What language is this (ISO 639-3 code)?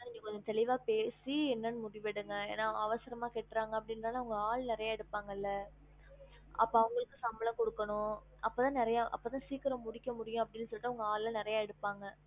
tam